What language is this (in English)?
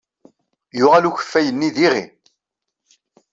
Kabyle